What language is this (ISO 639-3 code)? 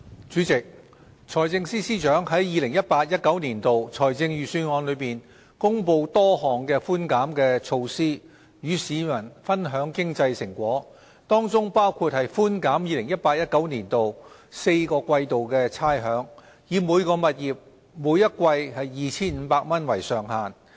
yue